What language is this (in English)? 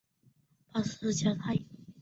Chinese